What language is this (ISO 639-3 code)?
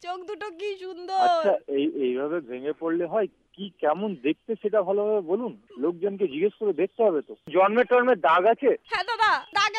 hin